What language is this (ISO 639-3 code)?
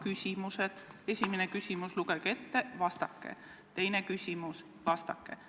est